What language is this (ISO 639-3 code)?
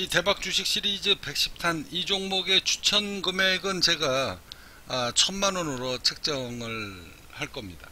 kor